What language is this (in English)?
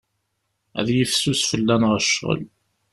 Kabyle